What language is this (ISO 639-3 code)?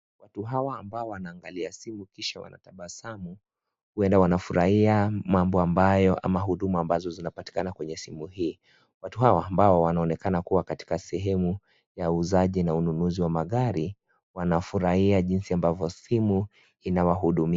swa